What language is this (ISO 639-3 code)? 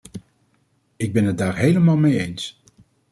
nld